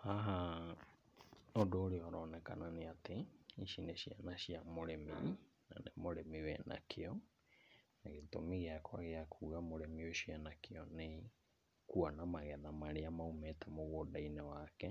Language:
Kikuyu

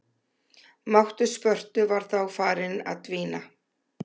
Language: Icelandic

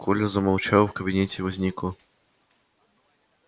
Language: Russian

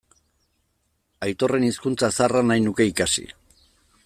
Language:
Basque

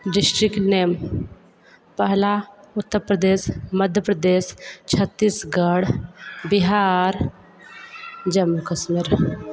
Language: Hindi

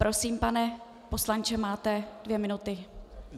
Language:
Czech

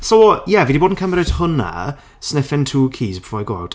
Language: Welsh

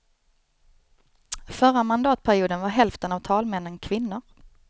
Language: Swedish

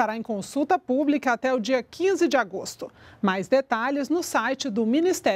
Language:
Portuguese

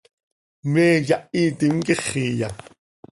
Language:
Seri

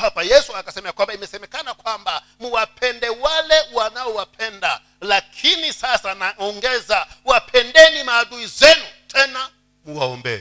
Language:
Swahili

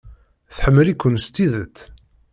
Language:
Kabyle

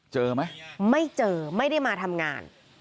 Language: Thai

